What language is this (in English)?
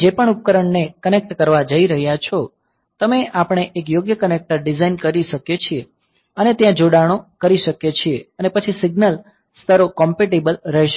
Gujarati